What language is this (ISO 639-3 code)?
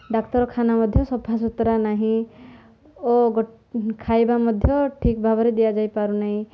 ori